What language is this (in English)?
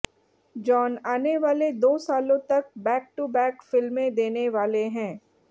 Hindi